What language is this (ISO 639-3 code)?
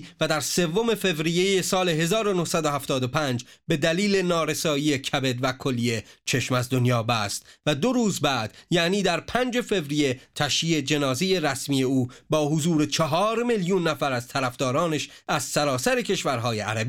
fas